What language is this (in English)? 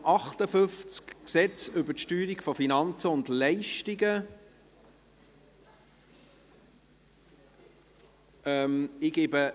Swiss German